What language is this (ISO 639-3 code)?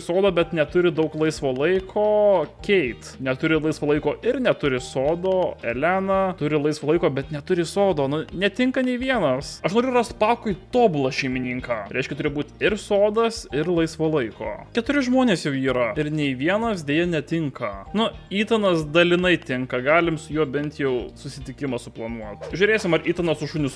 lit